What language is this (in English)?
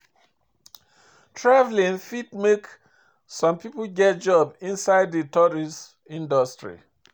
Nigerian Pidgin